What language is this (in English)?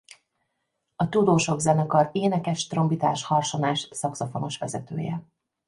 Hungarian